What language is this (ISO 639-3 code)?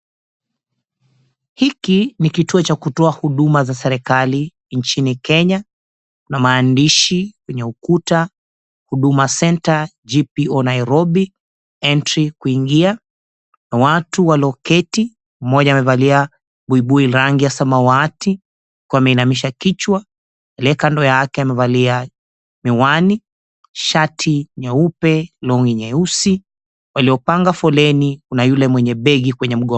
swa